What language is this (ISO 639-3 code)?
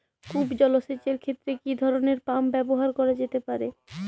ben